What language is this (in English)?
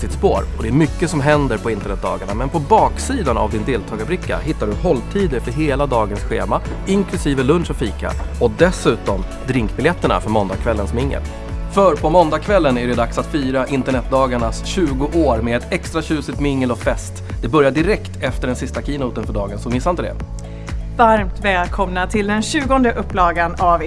Swedish